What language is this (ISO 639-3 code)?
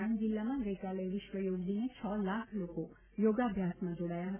guj